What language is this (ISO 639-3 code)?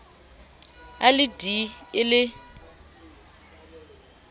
sot